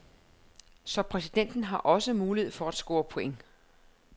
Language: Danish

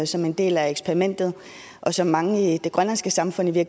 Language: Danish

